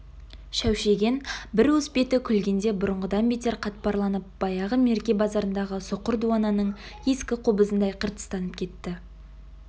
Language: Kazakh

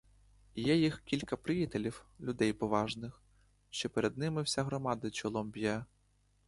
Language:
Ukrainian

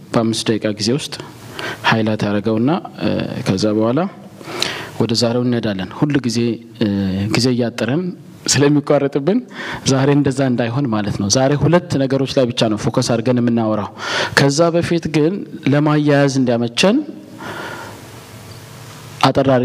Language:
Amharic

